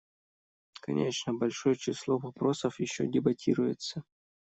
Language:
Russian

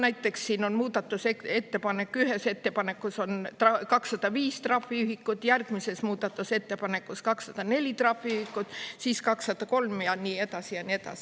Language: Estonian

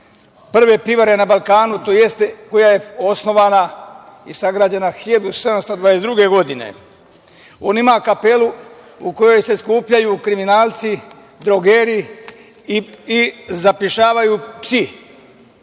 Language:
Serbian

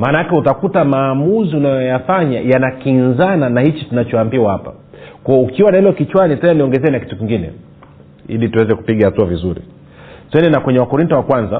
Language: Swahili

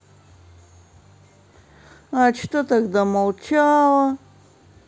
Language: Russian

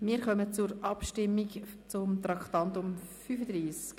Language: Swiss German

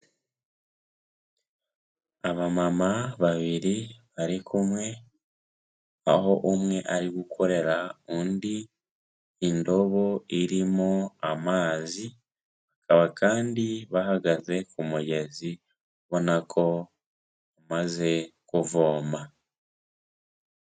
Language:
Kinyarwanda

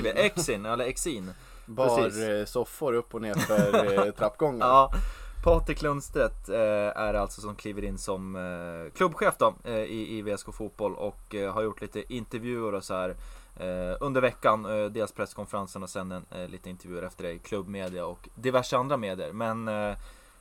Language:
Swedish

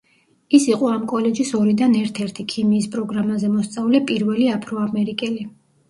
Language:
Georgian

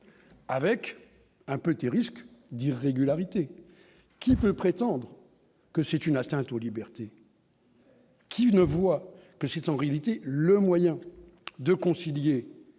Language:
French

